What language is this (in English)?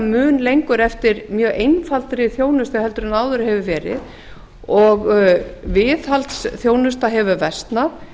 Icelandic